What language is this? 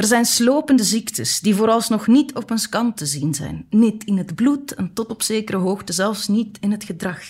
Dutch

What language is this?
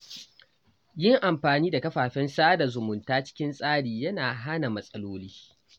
Hausa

